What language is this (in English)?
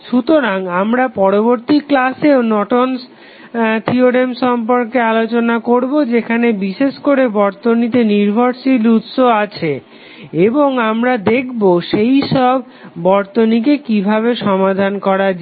Bangla